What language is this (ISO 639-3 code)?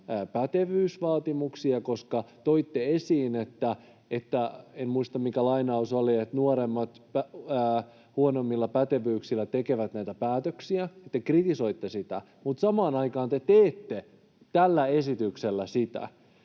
fin